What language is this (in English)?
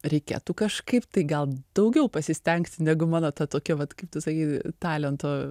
Lithuanian